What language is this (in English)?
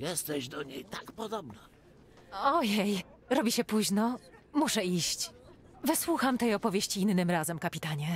Polish